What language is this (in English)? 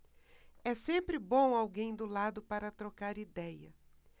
Portuguese